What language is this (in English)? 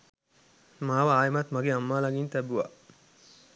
Sinhala